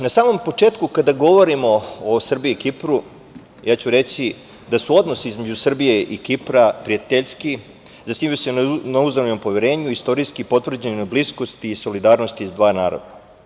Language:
Serbian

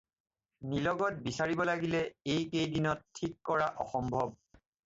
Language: Assamese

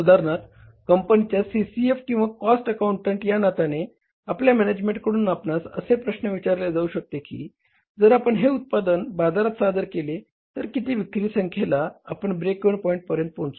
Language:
Marathi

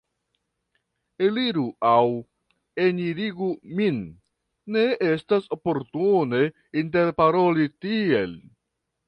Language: Esperanto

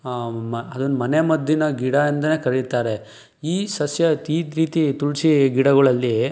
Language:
Kannada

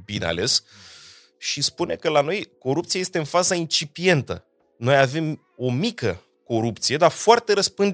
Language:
Romanian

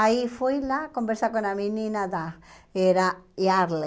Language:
Portuguese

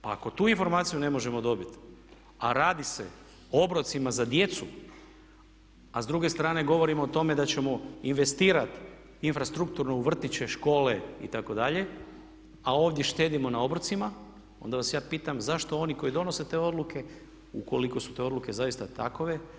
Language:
Croatian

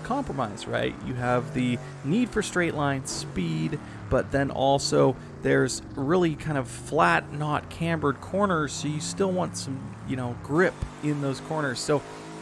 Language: English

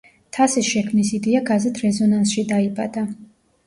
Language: Georgian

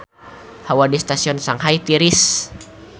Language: Sundanese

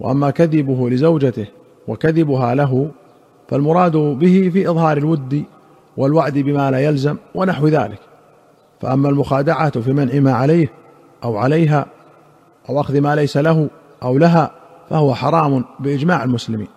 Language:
Arabic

